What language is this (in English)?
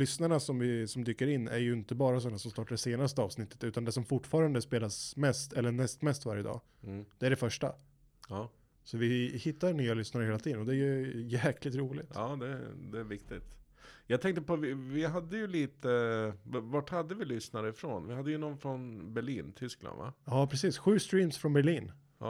Swedish